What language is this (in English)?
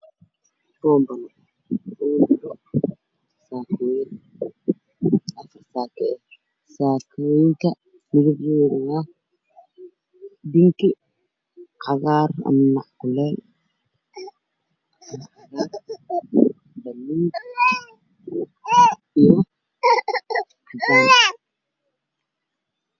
Somali